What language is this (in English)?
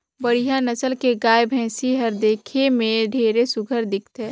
Chhattisgarhi